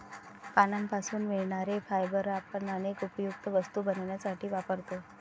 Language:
Marathi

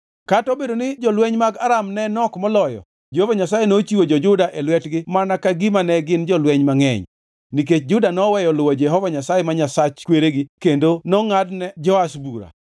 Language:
Luo (Kenya and Tanzania)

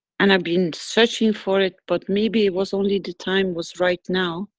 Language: English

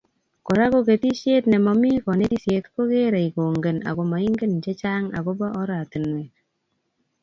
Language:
Kalenjin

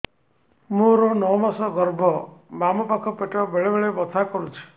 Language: Odia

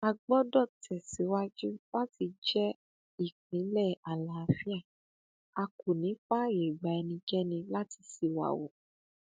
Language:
Yoruba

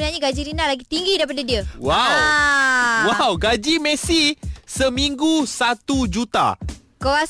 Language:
Malay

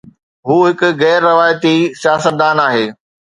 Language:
Sindhi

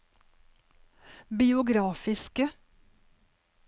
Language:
Norwegian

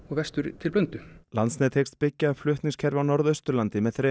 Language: Icelandic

